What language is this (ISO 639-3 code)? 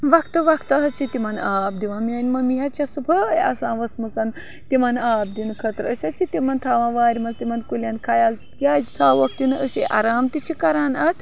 kas